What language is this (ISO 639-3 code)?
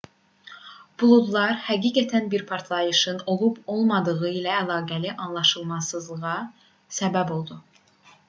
aze